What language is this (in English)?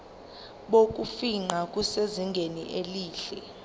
Zulu